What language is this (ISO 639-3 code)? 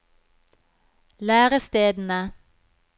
nor